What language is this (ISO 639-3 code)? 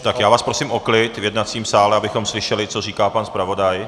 ces